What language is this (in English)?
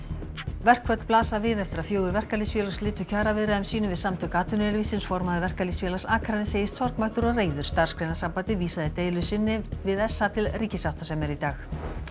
Icelandic